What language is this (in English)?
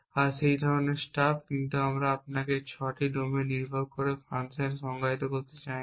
Bangla